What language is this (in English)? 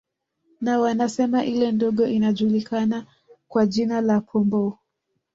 Swahili